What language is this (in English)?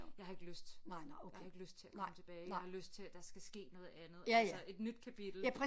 Danish